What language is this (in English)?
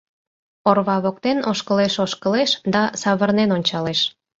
Mari